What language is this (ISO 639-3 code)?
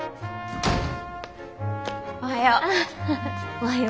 jpn